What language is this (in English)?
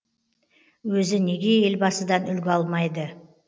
Kazakh